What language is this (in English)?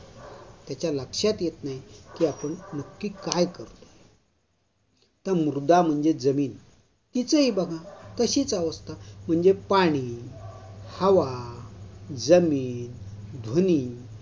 Marathi